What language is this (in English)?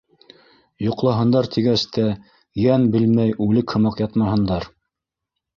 Bashkir